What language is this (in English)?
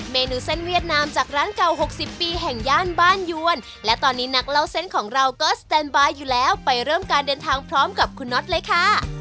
Thai